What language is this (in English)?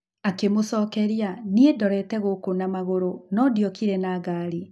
Kikuyu